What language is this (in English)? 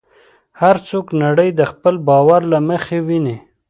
Pashto